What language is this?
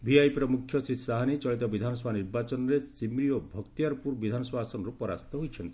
Odia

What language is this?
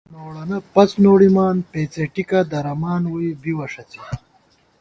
Gawar-Bati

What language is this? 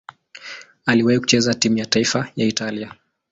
Swahili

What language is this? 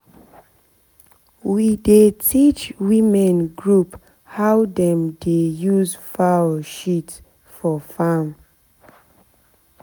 Nigerian Pidgin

